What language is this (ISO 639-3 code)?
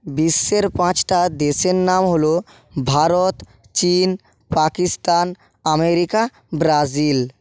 ben